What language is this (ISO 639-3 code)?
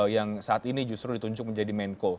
ind